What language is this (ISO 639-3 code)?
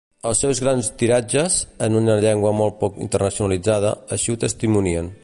cat